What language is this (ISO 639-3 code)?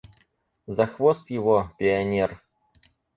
rus